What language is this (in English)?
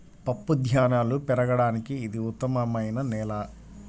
Telugu